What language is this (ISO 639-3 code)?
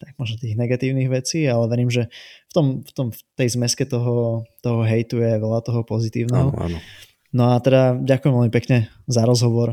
slk